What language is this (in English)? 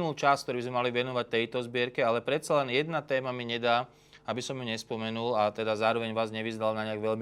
Slovak